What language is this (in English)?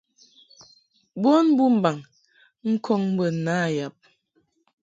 Mungaka